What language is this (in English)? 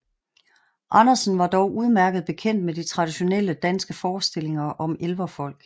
Danish